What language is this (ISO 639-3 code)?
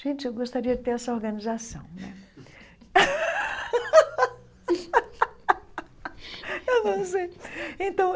por